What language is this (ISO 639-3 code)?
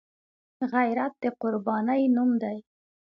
pus